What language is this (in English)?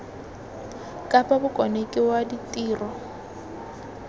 Tswana